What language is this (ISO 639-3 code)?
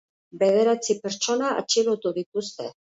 eus